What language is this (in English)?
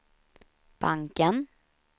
Swedish